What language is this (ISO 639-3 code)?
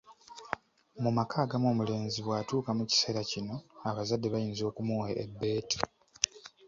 lug